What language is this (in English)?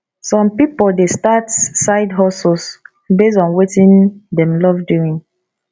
Nigerian Pidgin